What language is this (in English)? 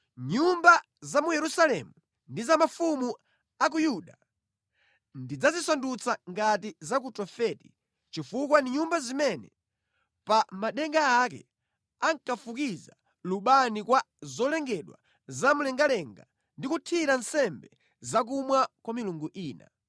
Nyanja